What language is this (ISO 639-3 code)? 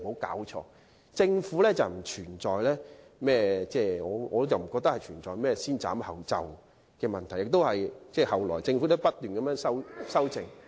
yue